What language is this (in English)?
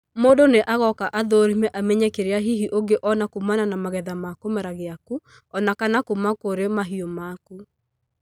Kikuyu